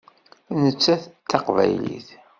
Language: Kabyle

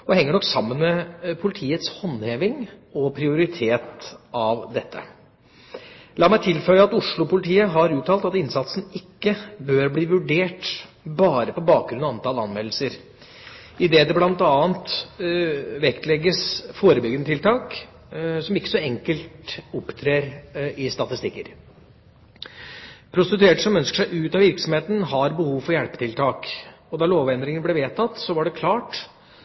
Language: Norwegian Bokmål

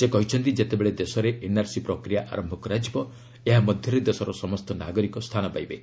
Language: Odia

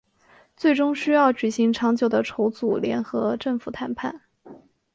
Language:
Chinese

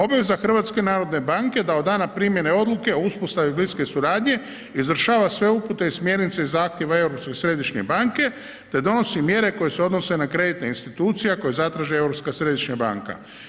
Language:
Croatian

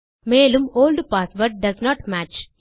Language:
Tamil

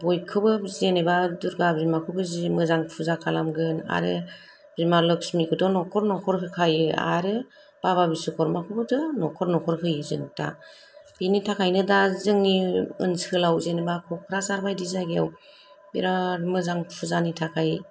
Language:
Bodo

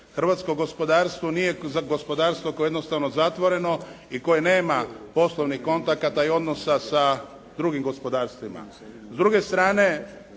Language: Croatian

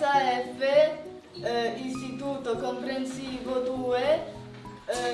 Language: Italian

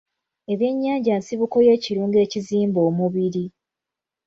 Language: Ganda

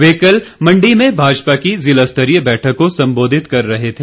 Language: Hindi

